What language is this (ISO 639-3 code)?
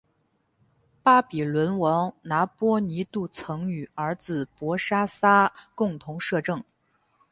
zho